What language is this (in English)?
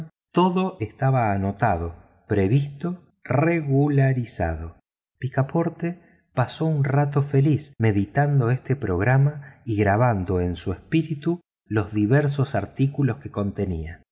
Spanish